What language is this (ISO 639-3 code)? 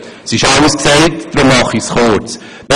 gsw